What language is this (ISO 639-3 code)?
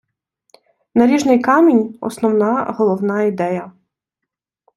ukr